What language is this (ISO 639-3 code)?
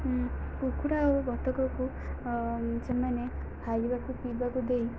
ori